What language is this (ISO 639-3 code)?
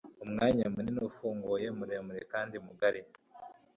kin